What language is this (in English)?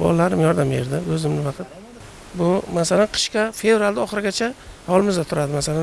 Turkish